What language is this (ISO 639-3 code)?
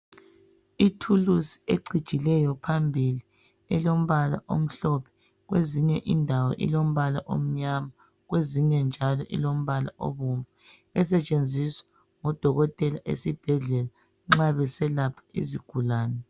nde